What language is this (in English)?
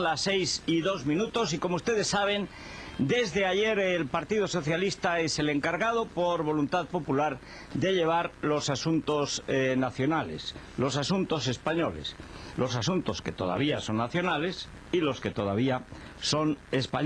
Spanish